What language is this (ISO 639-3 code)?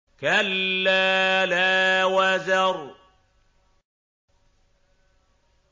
ara